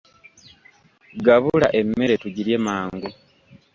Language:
Ganda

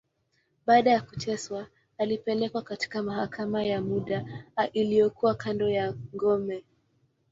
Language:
Swahili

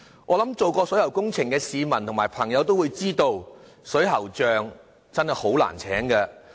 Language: Cantonese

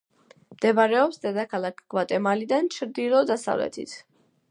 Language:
Georgian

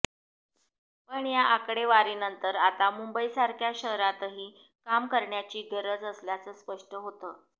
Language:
Marathi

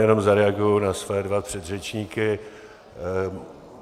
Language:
Czech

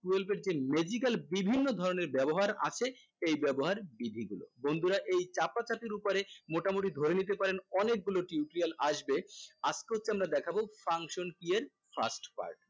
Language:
Bangla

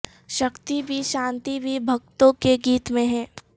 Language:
Urdu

